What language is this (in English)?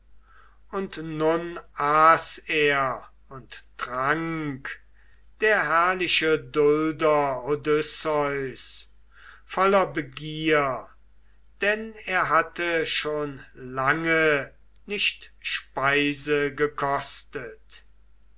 German